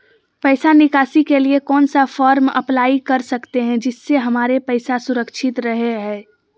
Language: Magahi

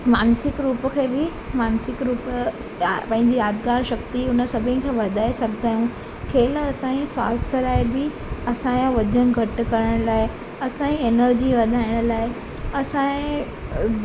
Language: Sindhi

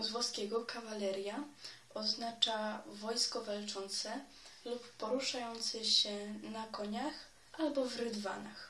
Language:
Polish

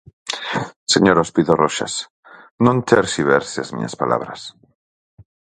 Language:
Galician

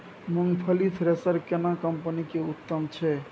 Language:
Maithili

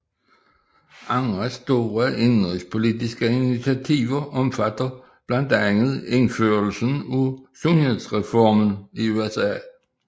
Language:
Danish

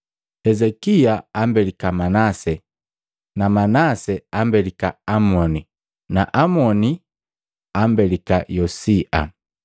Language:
Matengo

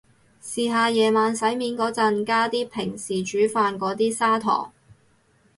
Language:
Cantonese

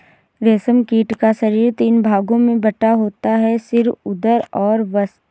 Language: Hindi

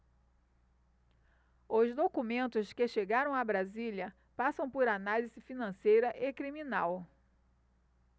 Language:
Portuguese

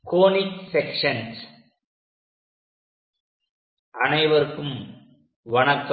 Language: Tamil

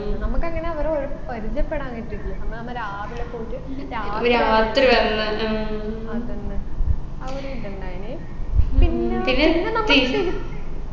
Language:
Malayalam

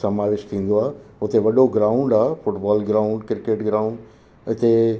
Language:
Sindhi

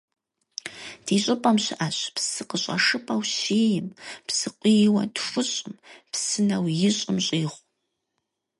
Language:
Kabardian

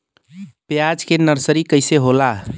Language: Bhojpuri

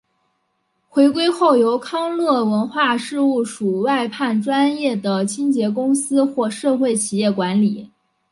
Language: Chinese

